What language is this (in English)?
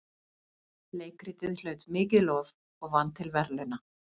Icelandic